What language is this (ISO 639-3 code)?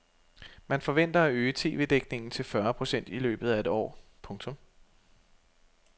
dan